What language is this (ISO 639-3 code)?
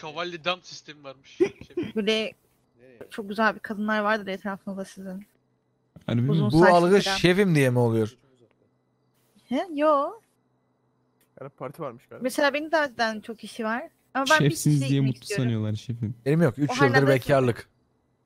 tur